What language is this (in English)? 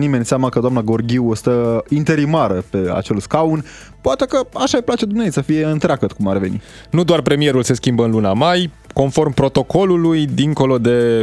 Romanian